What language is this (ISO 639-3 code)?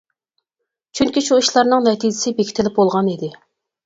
uig